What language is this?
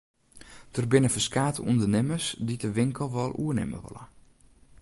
Western Frisian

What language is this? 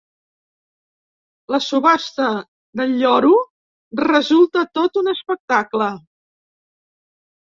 Catalan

